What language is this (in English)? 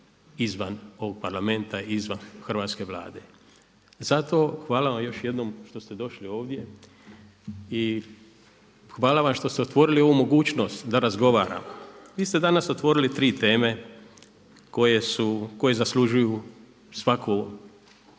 Croatian